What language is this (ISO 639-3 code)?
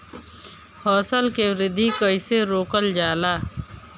bho